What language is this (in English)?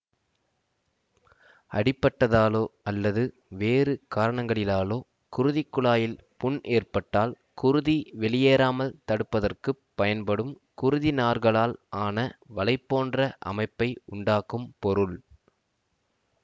Tamil